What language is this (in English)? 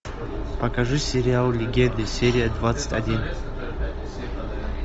Russian